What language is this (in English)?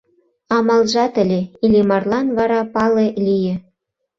Mari